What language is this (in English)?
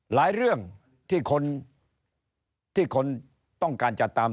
Thai